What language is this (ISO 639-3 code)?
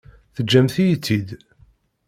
kab